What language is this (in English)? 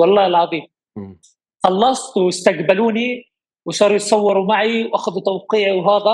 Arabic